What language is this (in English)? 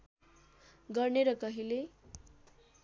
Nepali